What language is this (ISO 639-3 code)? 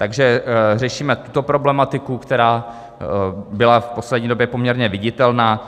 ces